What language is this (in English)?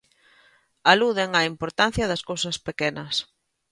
Galician